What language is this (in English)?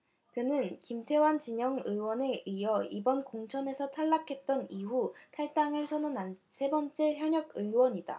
Korean